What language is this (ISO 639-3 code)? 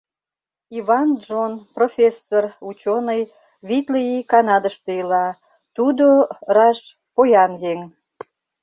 chm